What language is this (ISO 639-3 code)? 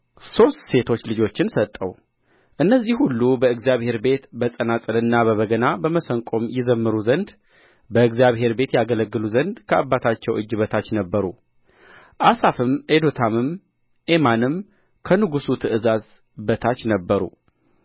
amh